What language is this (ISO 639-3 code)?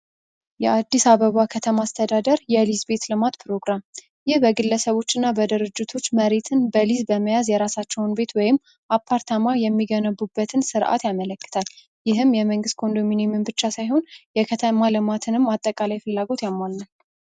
amh